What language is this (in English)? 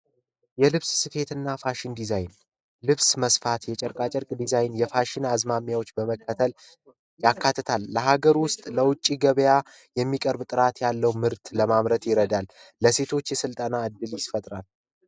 Amharic